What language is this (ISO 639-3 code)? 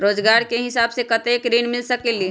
mag